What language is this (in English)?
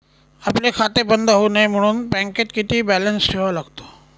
Marathi